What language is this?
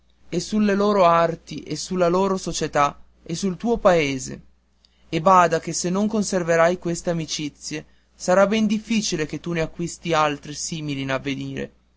Italian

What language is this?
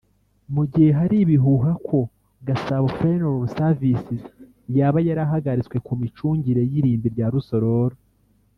Kinyarwanda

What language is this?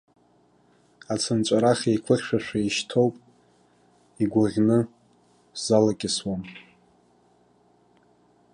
Abkhazian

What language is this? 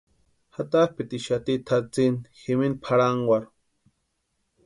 Western Highland Purepecha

